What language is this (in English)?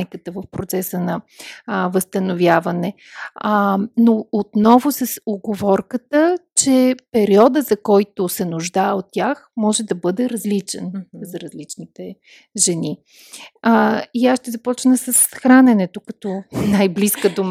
Bulgarian